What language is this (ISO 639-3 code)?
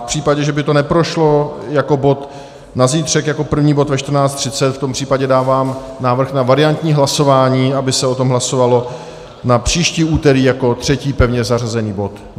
ces